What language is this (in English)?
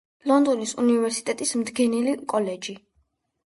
Georgian